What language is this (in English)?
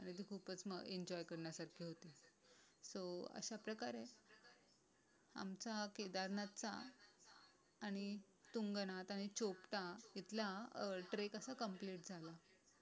Marathi